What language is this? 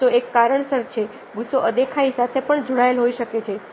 Gujarati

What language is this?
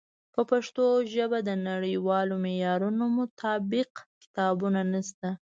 Pashto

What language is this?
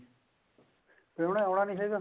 Punjabi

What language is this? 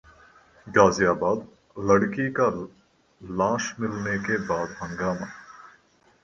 Hindi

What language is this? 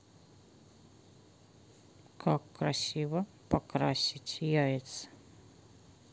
Russian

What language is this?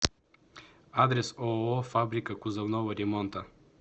Russian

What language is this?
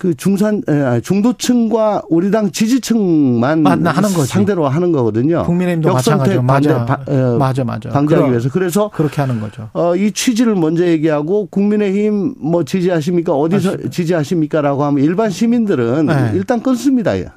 Korean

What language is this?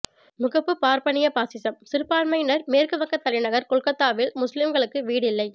Tamil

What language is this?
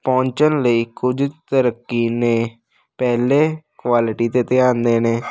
Punjabi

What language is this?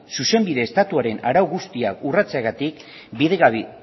Basque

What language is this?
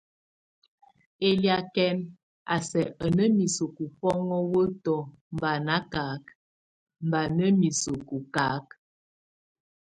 Tunen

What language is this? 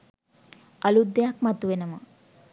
Sinhala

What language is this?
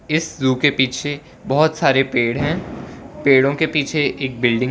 Hindi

